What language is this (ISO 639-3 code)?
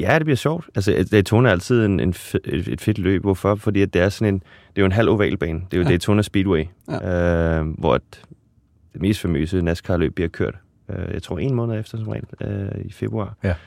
dan